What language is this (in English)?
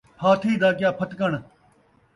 Saraiki